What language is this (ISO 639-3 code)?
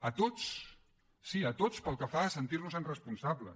cat